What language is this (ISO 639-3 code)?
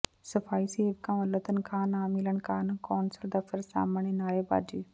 pan